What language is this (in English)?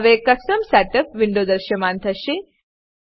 Gujarati